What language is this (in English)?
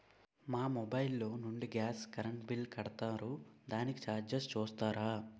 Telugu